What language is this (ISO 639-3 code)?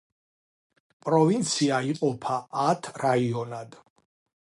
kat